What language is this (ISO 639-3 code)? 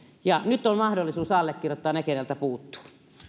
fin